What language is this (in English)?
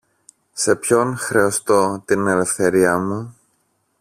Greek